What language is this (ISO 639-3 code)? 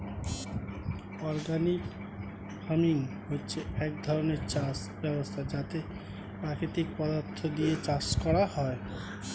ben